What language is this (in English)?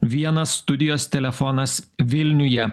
Lithuanian